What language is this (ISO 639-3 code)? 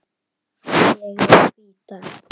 isl